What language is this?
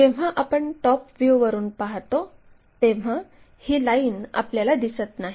Marathi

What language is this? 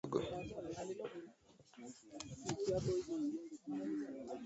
Swahili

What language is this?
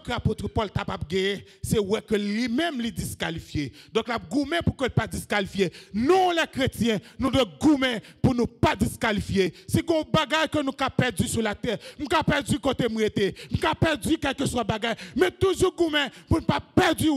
French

